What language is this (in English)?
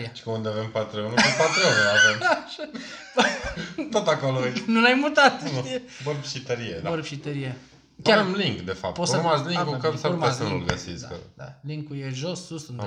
Romanian